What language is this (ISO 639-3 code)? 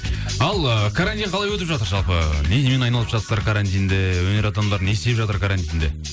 kaz